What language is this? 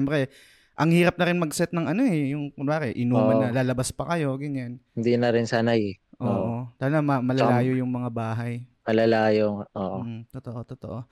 Filipino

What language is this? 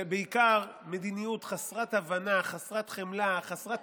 Hebrew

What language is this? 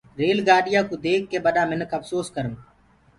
Gurgula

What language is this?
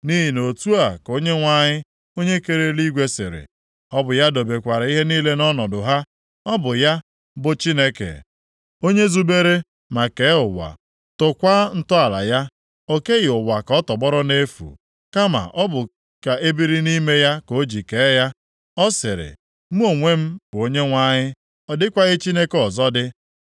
Igbo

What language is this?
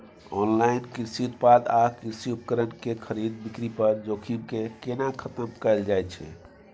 Maithili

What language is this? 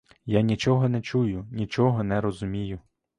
Ukrainian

